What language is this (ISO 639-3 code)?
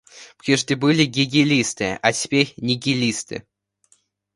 rus